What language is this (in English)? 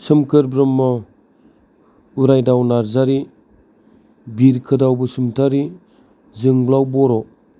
Bodo